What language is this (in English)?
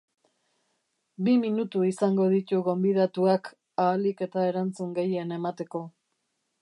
Basque